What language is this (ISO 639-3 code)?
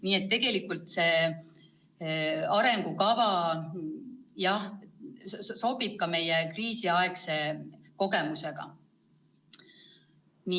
est